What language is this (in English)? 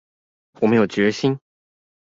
Chinese